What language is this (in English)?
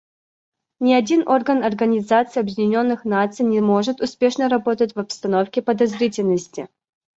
Russian